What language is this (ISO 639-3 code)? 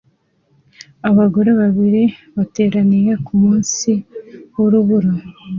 kin